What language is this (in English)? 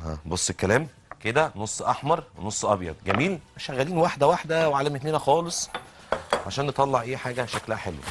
Arabic